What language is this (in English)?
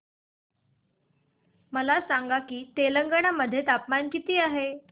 Marathi